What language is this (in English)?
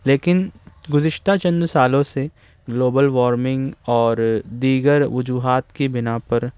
Urdu